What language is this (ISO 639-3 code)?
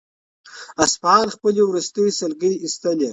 pus